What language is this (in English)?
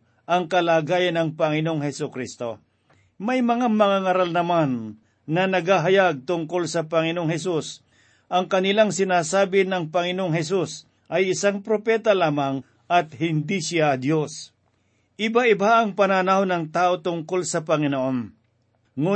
Filipino